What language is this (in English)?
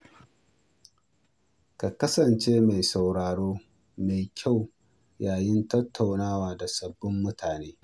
Hausa